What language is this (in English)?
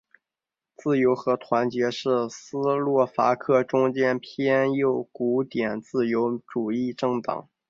Chinese